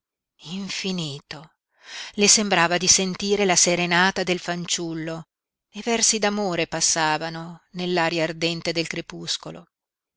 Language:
Italian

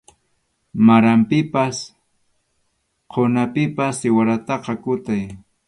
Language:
Arequipa-La Unión Quechua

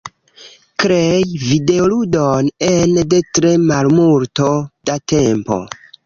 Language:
Esperanto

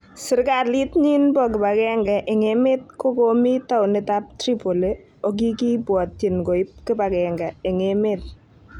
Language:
Kalenjin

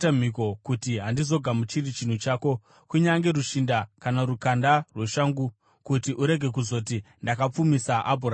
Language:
Shona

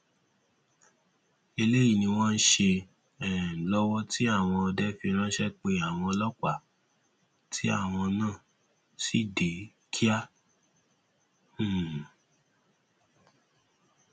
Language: Yoruba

